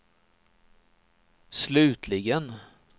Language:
Swedish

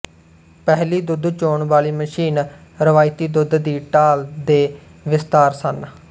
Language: Punjabi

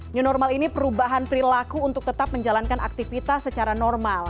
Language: Indonesian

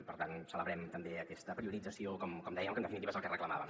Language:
Catalan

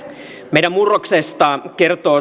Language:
Finnish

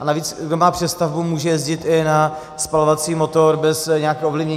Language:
Czech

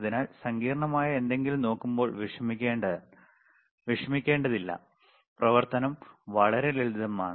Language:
Malayalam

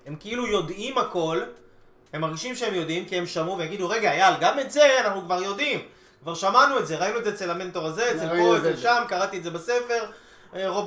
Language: Hebrew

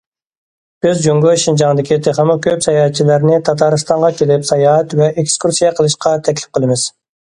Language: Uyghur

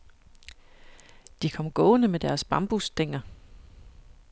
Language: Danish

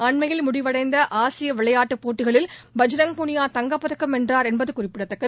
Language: Tamil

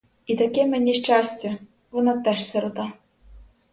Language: Ukrainian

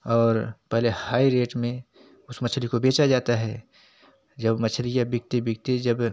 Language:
Hindi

